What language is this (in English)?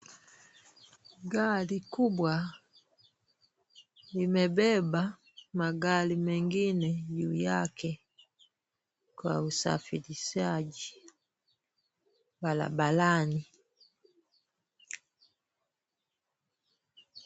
Swahili